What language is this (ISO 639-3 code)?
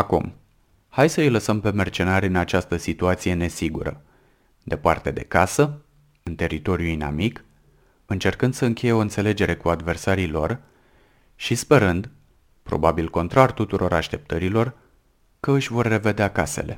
ron